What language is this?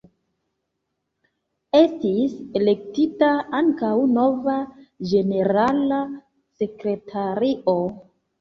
Esperanto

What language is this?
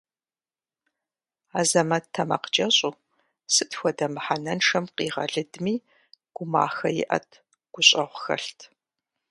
Kabardian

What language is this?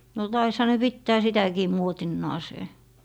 Finnish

